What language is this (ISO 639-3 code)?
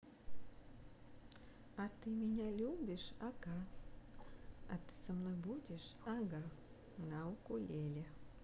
rus